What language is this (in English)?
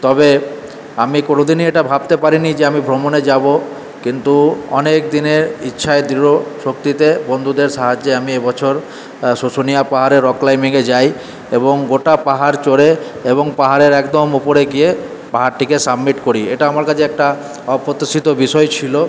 Bangla